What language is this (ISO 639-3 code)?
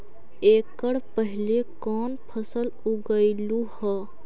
mag